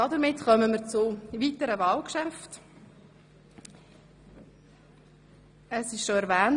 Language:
Swiss German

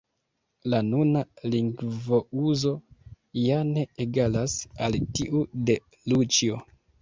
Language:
Esperanto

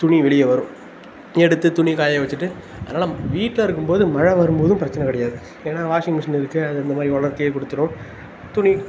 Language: Tamil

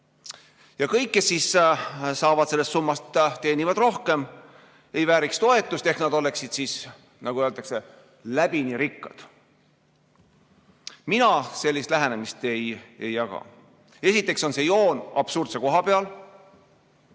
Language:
Estonian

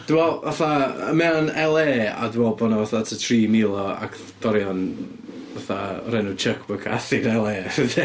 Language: Welsh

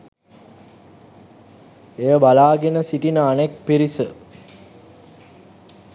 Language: Sinhala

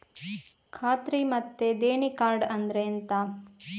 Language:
Kannada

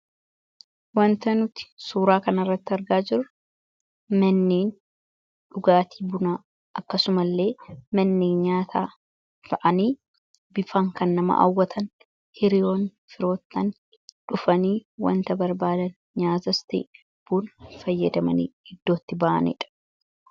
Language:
Oromo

